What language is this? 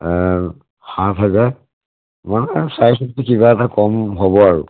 Assamese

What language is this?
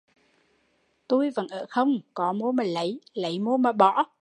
Vietnamese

